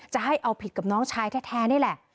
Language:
Thai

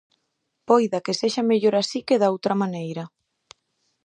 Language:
Galician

